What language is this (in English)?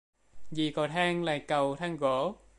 Vietnamese